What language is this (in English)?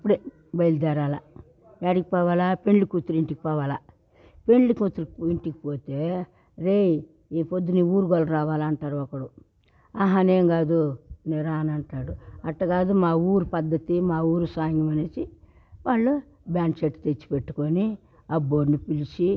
Telugu